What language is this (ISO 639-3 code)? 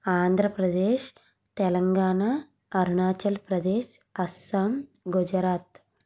tel